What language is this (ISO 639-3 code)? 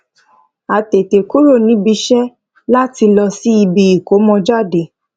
yor